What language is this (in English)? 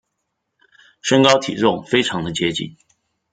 Chinese